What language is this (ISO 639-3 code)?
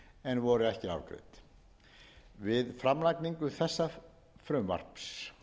isl